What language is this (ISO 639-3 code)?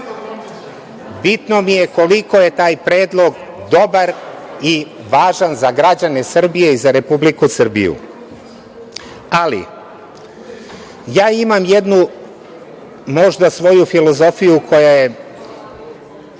srp